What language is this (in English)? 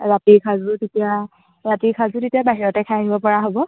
Assamese